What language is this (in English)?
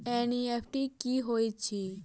Maithili